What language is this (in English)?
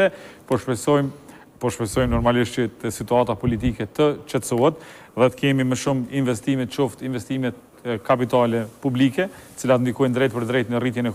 Romanian